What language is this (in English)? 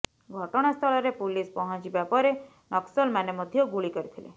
Odia